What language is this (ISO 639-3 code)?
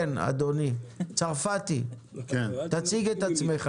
heb